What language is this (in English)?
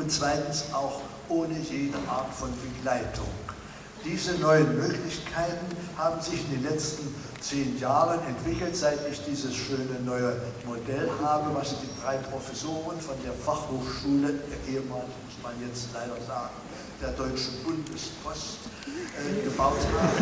German